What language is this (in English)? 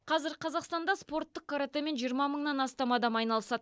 Kazakh